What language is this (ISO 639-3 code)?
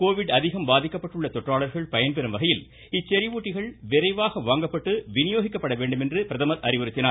tam